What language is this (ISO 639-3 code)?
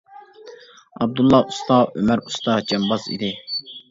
uig